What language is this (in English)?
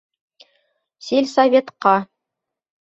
Bashkir